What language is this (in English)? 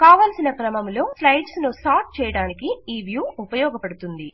Telugu